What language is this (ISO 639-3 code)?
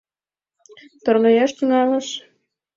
chm